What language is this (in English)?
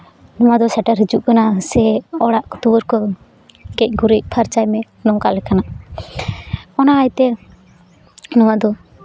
Santali